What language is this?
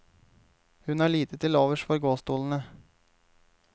Norwegian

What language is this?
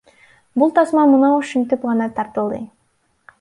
Kyrgyz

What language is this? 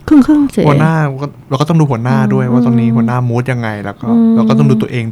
Thai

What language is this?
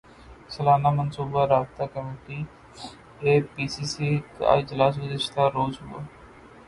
Urdu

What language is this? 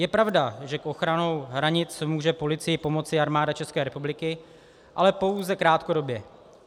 Czech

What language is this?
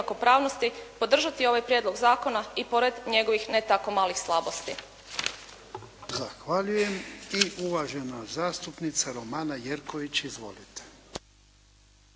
Croatian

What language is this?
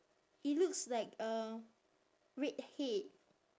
English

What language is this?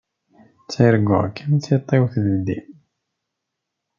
Kabyle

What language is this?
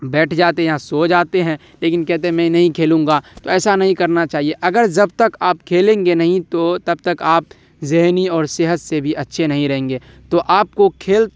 Urdu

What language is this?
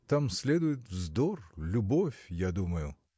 Russian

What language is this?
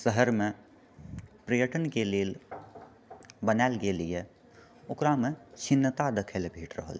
Maithili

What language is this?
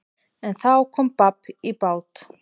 Icelandic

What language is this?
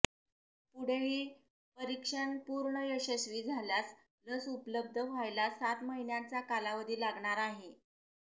Marathi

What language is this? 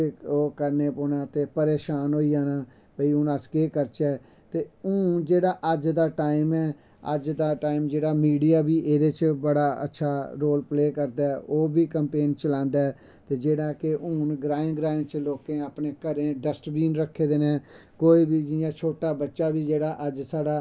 Dogri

